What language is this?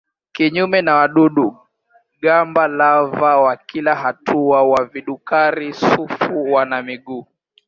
Swahili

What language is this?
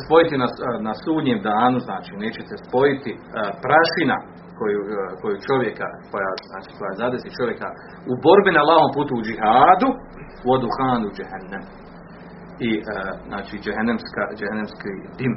Croatian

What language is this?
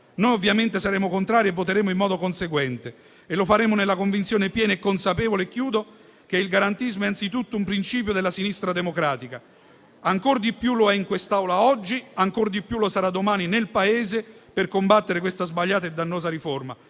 Italian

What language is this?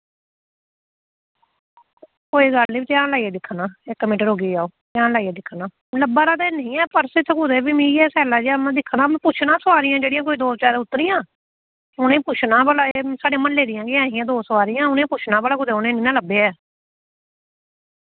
Dogri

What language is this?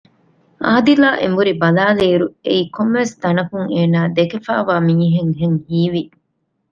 Divehi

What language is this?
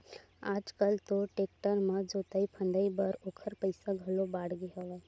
Chhattisgarhi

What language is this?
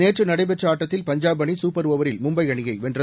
Tamil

